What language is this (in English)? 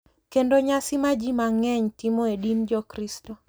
Luo (Kenya and Tanzania)